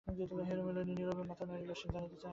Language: Bangla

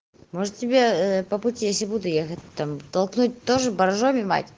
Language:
Russian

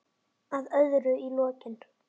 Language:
Icelandic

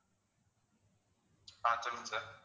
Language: Tamil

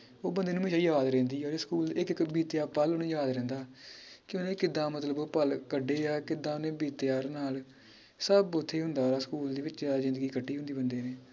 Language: Punjabi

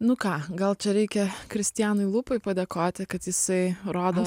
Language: Lithuanian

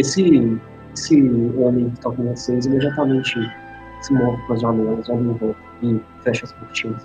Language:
Portuguese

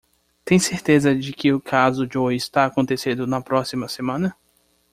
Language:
Portuguese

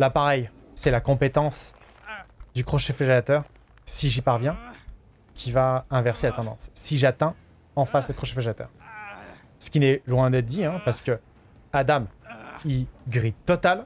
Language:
French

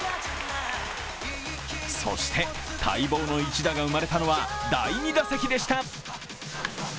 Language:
Japanese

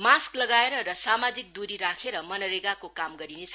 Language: Nepali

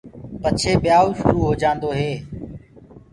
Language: Gurgula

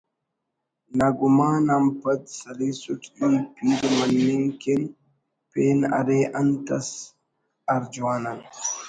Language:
Brahui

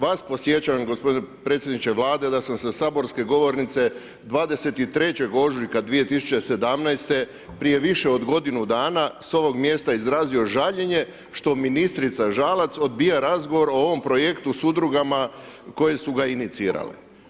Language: Croatian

